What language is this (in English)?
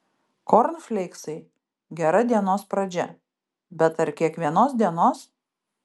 Lithuanian